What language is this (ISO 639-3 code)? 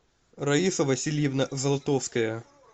rus